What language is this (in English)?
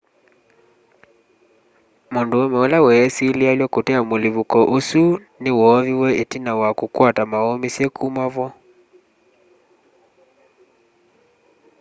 Kamba